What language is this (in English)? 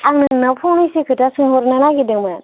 Bodo